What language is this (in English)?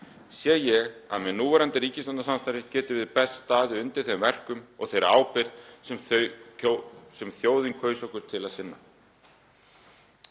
Icelandic